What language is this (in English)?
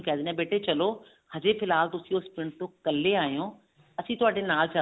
Punjabi